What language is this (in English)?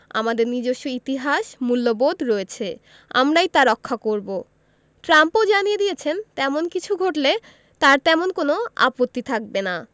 Bangla